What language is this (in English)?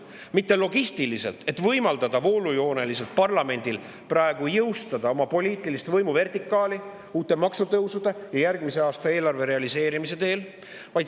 Estonian